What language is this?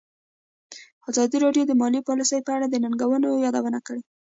Pashto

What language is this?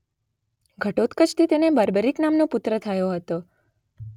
Gujarati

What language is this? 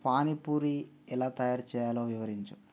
Telugu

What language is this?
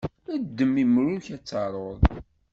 Kabyle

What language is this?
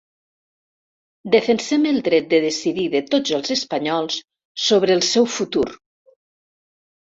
Catalan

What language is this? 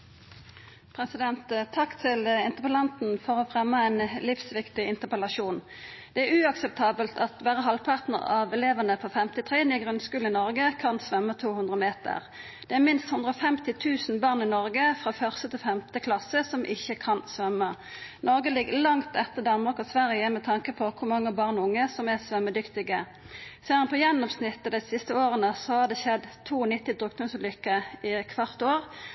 Norwegian Nynorsk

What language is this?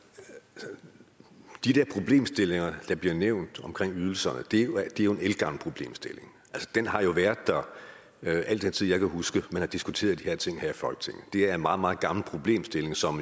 Danish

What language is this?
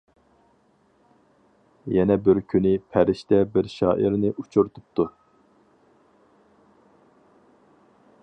Uyghur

